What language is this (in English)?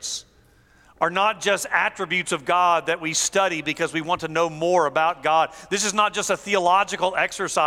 English